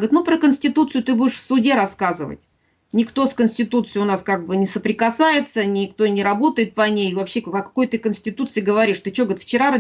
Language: Russian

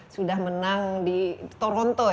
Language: Indonesian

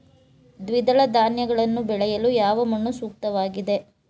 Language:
Kannada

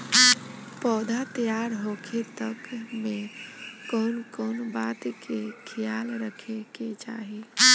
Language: Bhojpuri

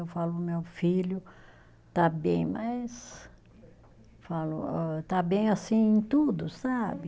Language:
Portuguese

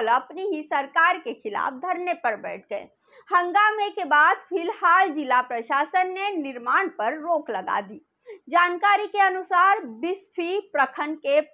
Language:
Hindi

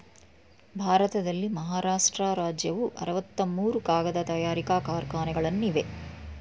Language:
Kannada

